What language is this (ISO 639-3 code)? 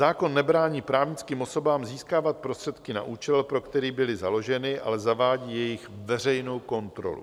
ces